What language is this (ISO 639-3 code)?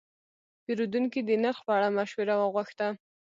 pus